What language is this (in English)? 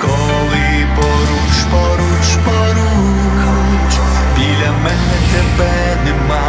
Ukrainian